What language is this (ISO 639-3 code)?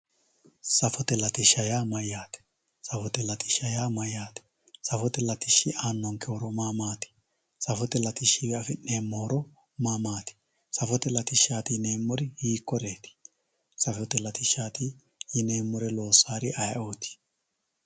sid